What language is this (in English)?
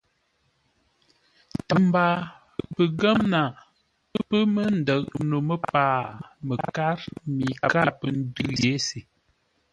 Ngombale